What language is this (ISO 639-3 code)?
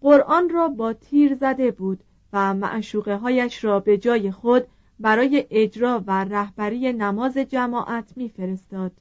fas